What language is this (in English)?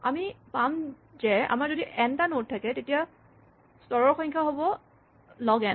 Assamese